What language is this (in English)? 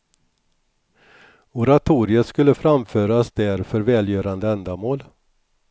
Swedish